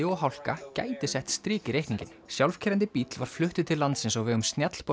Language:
Icelandic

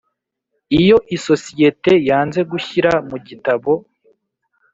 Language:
Kinyarwanda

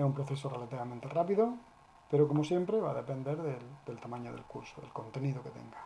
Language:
Spanish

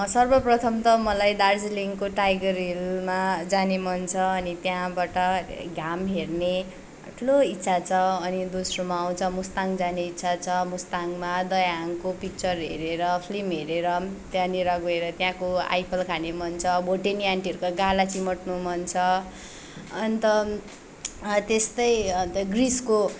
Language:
Nepali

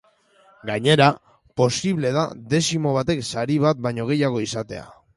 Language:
Basque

